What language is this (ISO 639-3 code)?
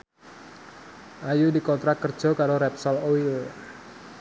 jav